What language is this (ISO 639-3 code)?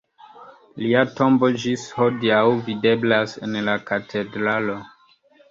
epo